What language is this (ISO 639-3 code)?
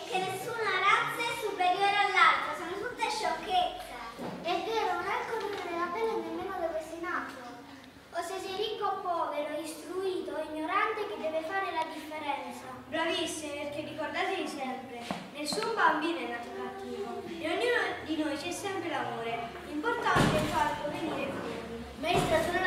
ita